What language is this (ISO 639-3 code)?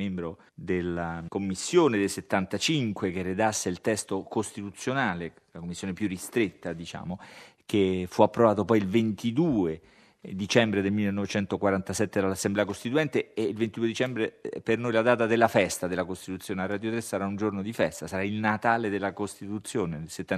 ita